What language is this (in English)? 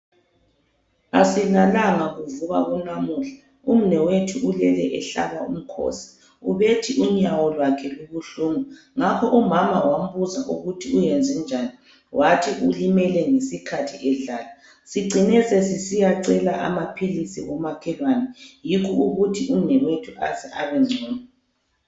North Ndebele